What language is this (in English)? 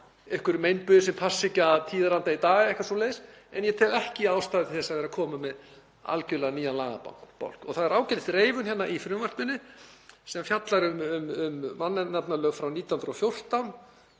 Icelandic